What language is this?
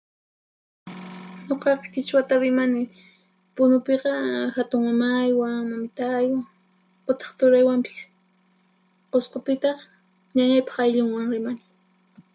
Puno Quechua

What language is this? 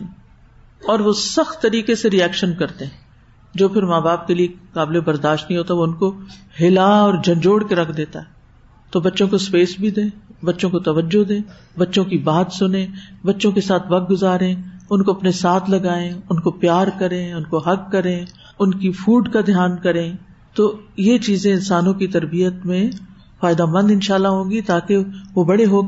Urdu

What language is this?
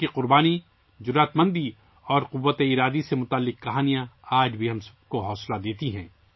Urdu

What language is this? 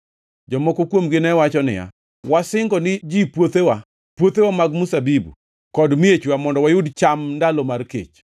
Luo (Kenya and Tanzania)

